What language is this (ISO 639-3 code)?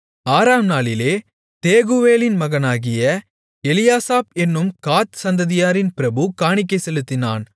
tam